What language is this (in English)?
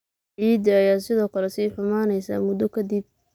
Somali